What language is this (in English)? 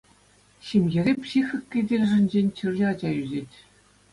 Chuvash